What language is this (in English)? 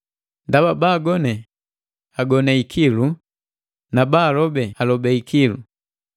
Matengo